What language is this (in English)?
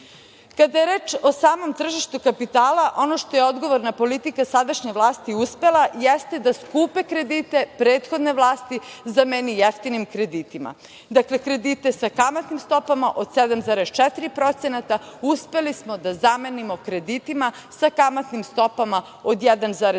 Serbian